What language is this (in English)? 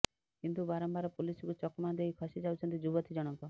Odia